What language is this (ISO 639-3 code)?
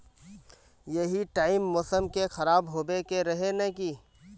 mag